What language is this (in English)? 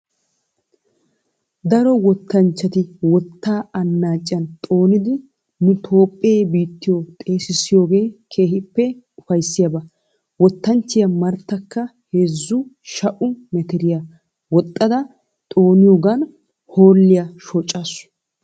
Wolaytta